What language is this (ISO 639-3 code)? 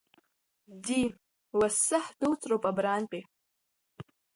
abk